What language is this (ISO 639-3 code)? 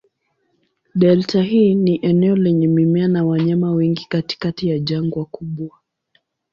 swa